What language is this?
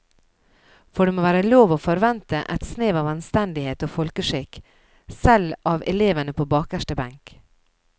Norwegian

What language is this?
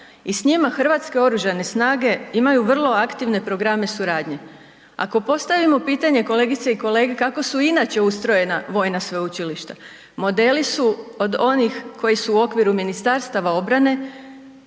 Croatian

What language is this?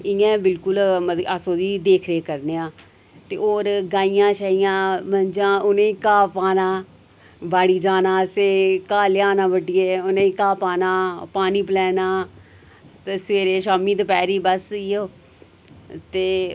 Dogri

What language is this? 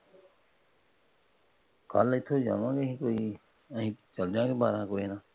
Punjabi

